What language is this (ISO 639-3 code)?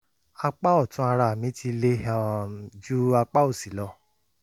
yor